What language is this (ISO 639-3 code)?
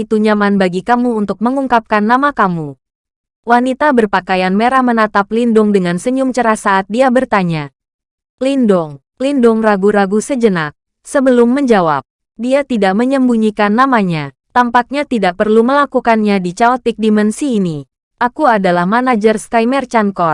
ind